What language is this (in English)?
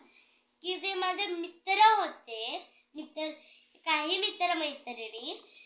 Marathi